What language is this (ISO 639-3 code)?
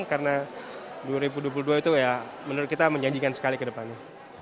ind